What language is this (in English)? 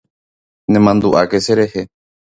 Guarani